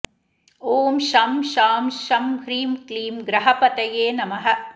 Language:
Sanskrit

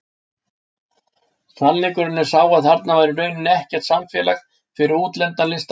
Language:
Icelandic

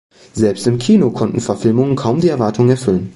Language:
German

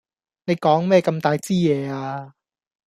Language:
Cantonese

